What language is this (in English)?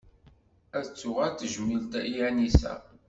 Kabyle